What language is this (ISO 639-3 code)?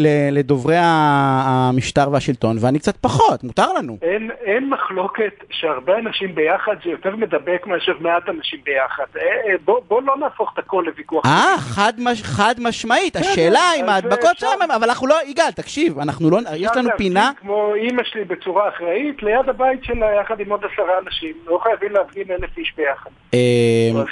heb